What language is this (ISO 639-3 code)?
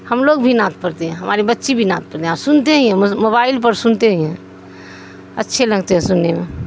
urd